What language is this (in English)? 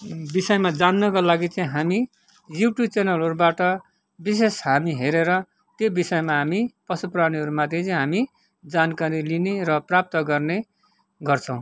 Nepali